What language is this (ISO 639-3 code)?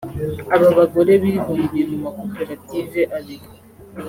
kin